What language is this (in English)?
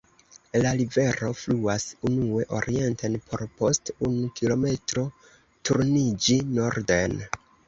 Esperanto